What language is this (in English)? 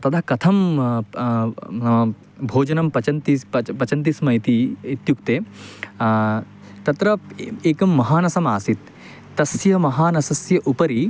Sanskrit